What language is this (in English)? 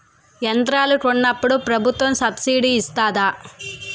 Telugu